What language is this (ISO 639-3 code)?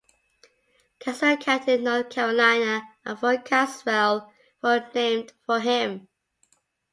eng